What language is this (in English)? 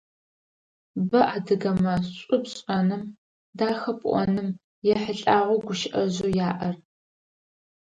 Adyghe